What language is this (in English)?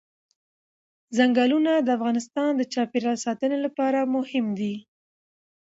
Pashto